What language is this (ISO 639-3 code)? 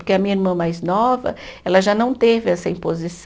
por